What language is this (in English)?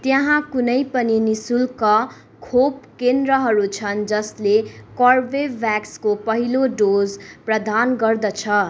Nepali